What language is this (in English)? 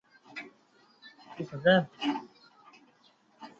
Chinese